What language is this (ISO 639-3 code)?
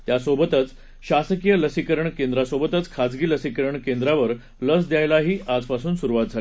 mar